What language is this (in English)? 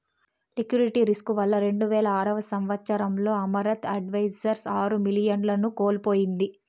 Telugu